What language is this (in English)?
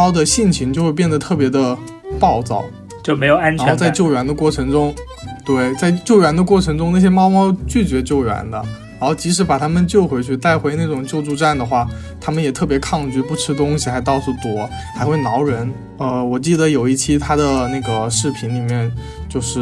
Chinese